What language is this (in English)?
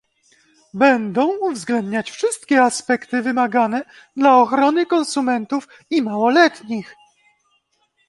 Polish